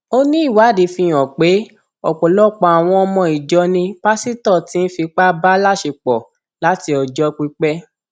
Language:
Yoruba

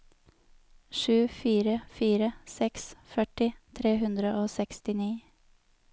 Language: Norwegian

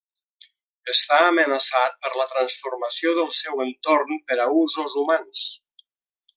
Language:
Catalan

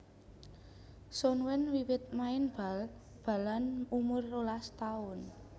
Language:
Javanese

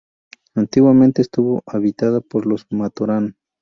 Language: Spanish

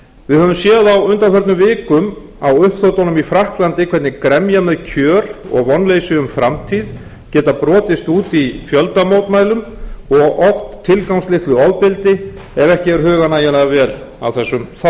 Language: Icelandic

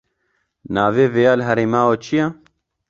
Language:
Kurdish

